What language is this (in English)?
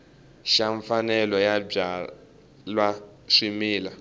Tsonga